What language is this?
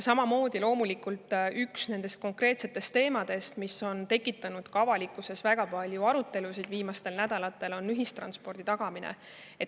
Estonian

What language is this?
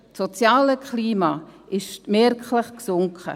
Swiss German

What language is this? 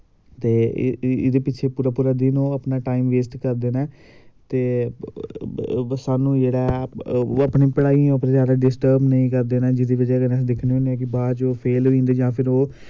Dogri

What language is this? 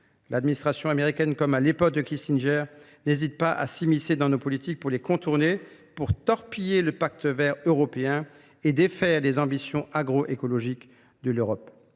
French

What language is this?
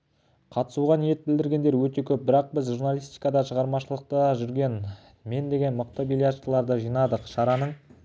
Kazakh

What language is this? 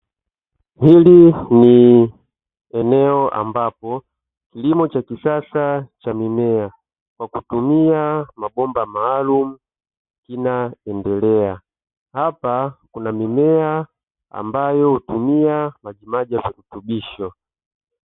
Swahili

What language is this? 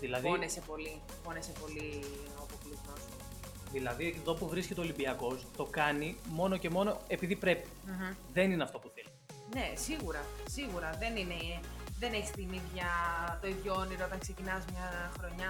Greek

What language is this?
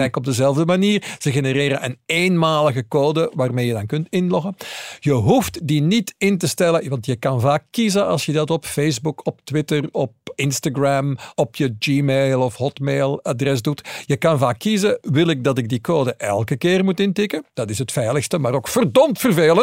Dutch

